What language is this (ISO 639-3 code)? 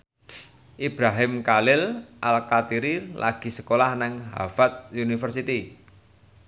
jav